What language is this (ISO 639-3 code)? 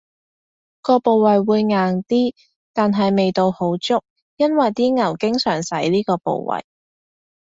yue